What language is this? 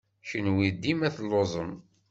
Kabyle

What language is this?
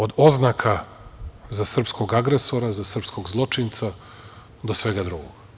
Serbian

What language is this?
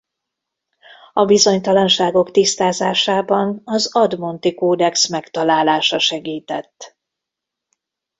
Hungarian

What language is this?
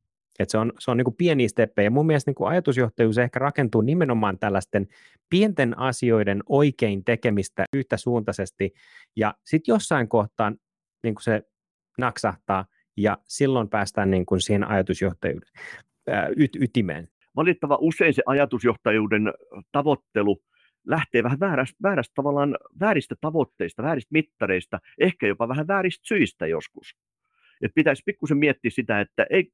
Finnish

